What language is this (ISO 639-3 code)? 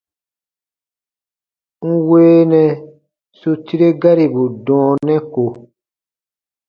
bba